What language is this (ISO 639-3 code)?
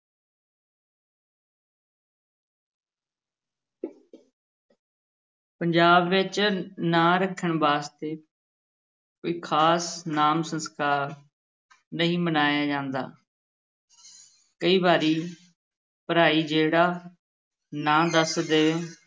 pan